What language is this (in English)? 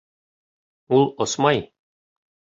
Bashkir